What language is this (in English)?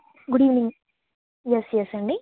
Telugu